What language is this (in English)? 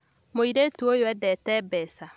Kikuyu